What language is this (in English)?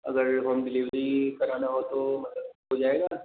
Hindi